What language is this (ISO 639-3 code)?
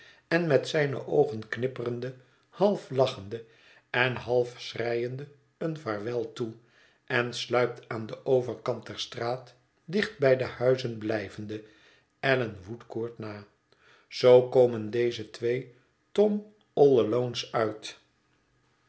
nld